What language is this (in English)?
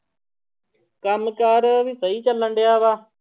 Punjabi